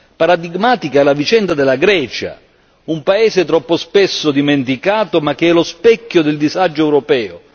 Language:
Italian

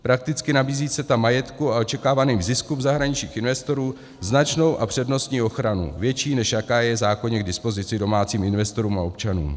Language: Czech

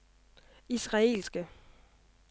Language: Danish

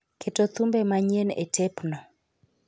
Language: Luo (Kenya and Tanzania)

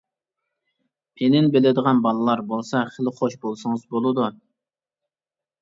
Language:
Uyghur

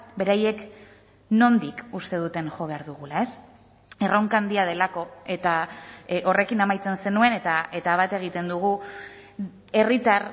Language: Basque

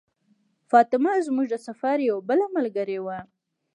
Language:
Pashto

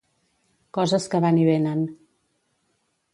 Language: Catalan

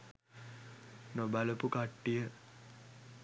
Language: Sinhala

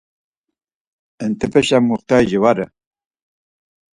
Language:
Laz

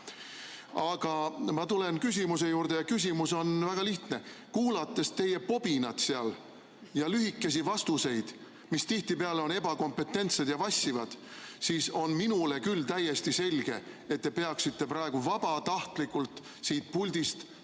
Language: Estonian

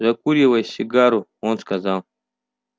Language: Russian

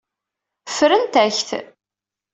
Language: Kabyle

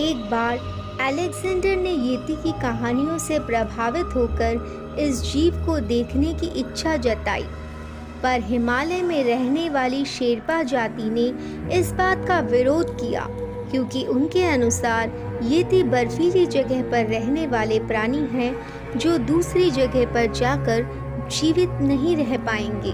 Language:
Hindi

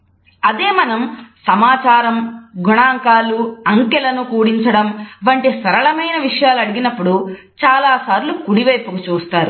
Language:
Telugu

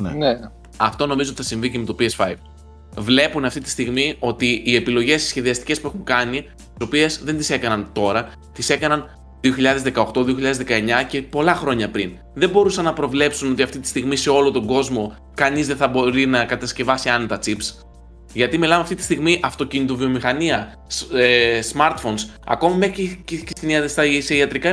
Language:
Greek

